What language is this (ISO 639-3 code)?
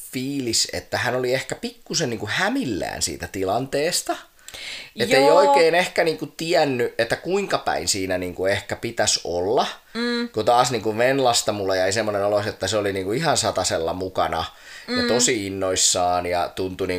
fin